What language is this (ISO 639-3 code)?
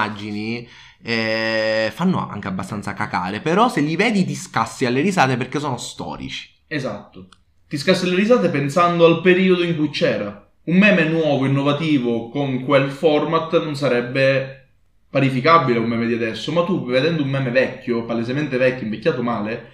ita